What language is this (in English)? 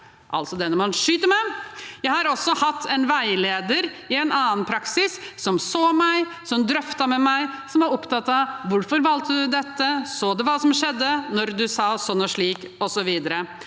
Norwegian